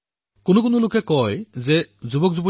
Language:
Assamese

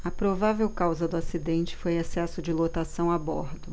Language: Portuguese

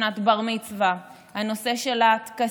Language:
Hebrew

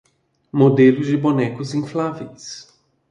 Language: Portuguese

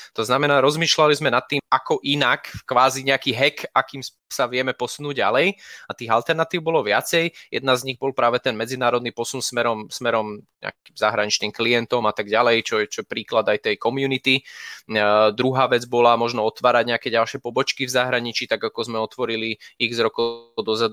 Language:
Slovak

